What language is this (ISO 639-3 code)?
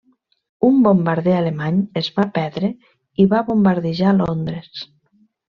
cat